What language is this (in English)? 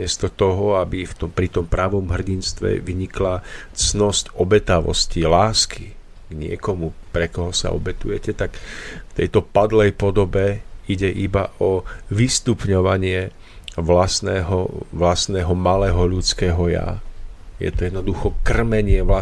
Slovak